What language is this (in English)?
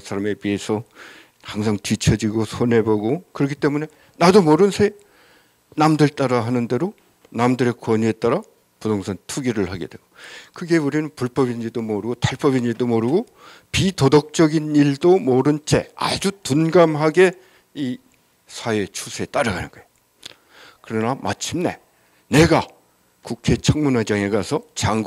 Korean